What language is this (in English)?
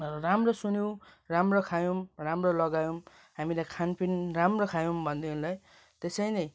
Nepali